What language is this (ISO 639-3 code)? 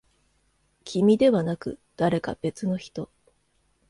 jpn